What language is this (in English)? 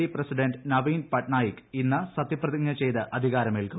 Malayalam